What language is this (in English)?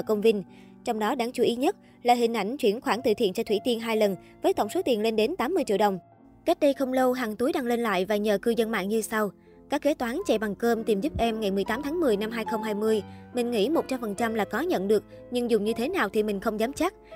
Vietnamese